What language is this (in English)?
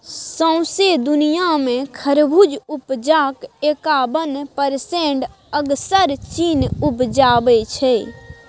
Maithili